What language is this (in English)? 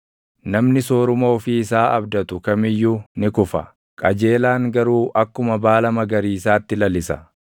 Oromo